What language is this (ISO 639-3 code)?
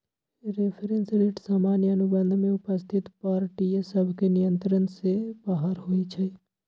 mag